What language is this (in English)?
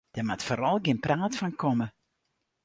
Western Frisian